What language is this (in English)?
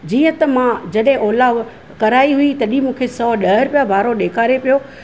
Sindhi